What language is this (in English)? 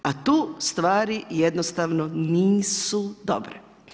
Croatian